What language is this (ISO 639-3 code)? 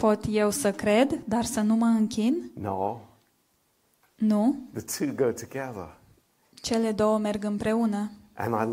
ron